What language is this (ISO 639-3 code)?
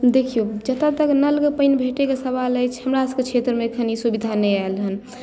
mai